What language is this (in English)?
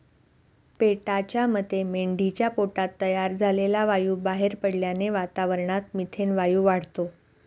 Marathi